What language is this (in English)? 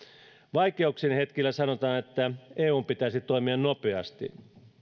Finnish